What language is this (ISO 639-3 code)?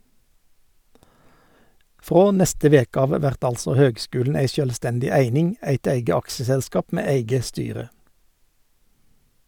nor